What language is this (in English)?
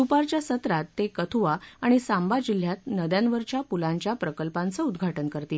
Marathi